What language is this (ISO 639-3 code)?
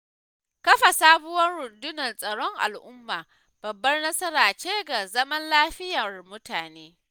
hau